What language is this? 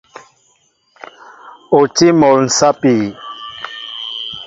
Mbo (Cameroon)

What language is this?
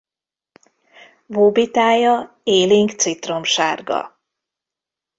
Hungarian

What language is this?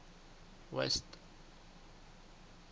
Southern Sotho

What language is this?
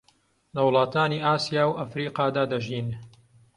Central Kurdish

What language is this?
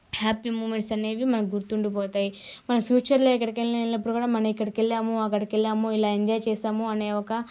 Telugu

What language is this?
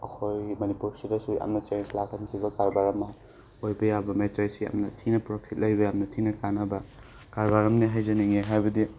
Manipuri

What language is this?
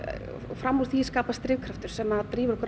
Icelandic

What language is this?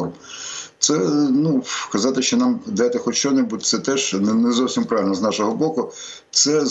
Ukrainian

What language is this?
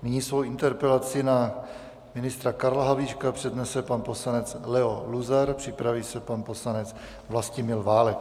Czech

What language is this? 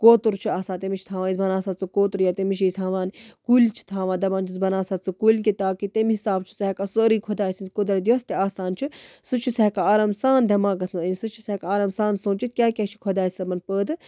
Kashmiri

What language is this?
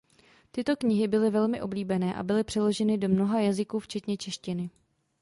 Czech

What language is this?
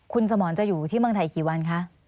Thai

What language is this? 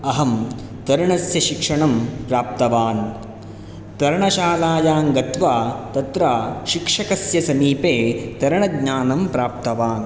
Sanskrit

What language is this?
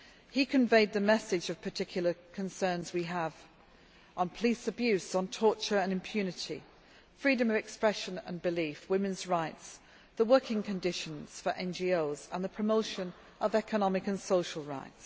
English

